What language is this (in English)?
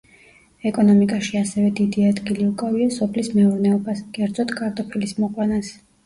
Georgian